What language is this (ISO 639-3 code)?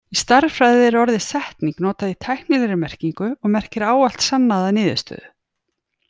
isl